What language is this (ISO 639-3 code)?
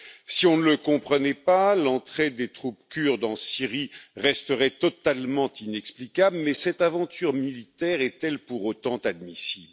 fra